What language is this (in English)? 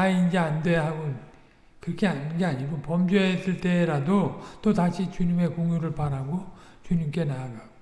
Korean